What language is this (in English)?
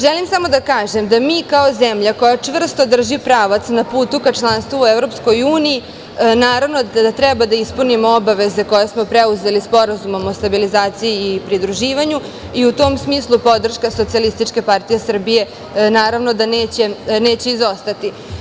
Serbian